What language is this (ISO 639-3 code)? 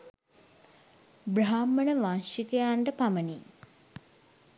sin